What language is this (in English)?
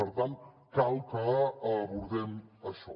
Catalan